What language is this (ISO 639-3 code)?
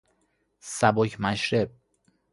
fas